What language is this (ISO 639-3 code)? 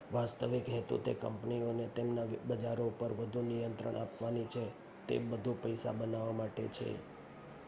guj